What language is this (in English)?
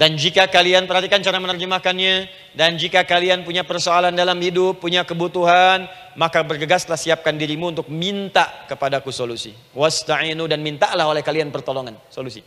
Indonesian